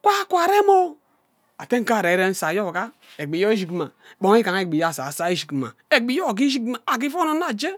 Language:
Ubaghara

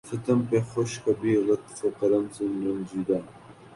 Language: Urdu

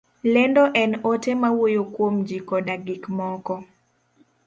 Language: Luo (Kenya and Tanzania)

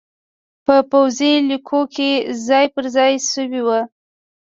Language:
Pashto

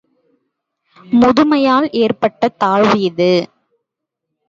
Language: Tamil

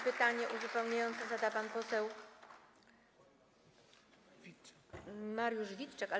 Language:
Polish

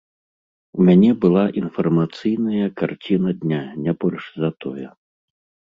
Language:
Belarusian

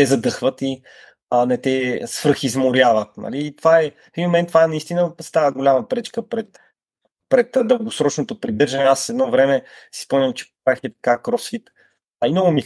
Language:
Bulgarian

